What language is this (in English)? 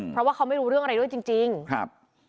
Thai